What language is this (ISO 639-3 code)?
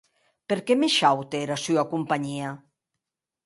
oci